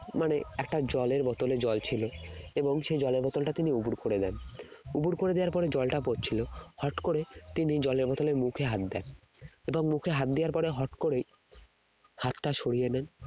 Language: Bangla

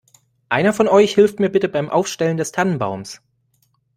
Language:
German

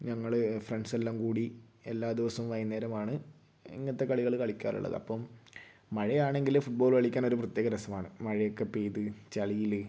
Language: Malayalam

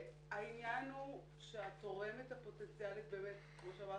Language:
Hebrew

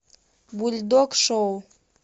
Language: Russian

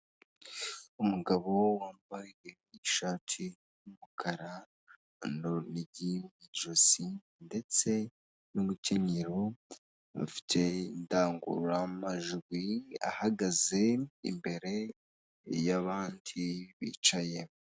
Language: Kinyarwanda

